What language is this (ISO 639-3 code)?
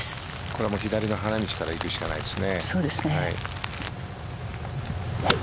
jpn